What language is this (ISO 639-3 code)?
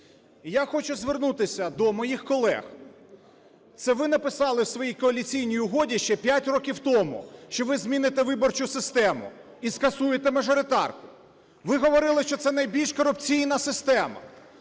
ukr